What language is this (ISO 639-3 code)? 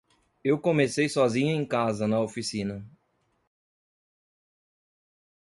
por